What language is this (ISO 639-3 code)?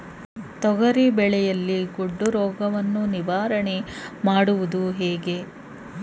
kan